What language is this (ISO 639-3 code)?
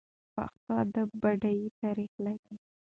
pus